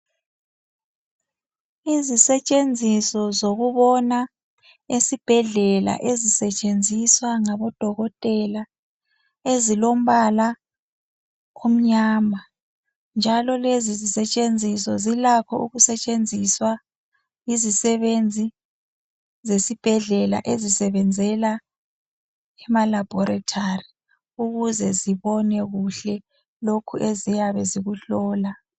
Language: North Ndebele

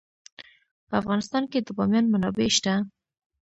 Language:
Pashto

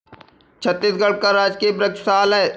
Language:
Hindi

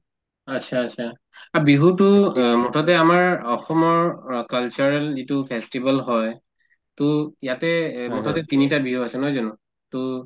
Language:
Assamese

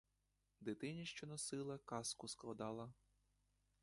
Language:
Ukrainian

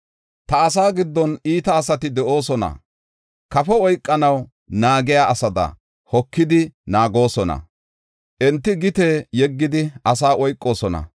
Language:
Gofa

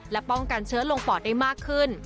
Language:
Thai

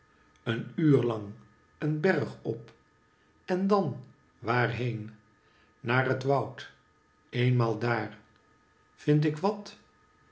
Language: Dutch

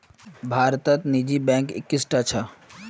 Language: Magahi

